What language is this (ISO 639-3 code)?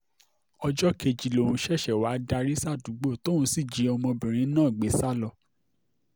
yor